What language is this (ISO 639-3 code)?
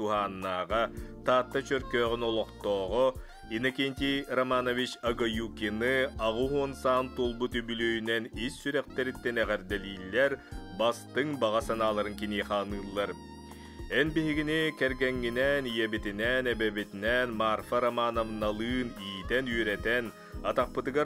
tur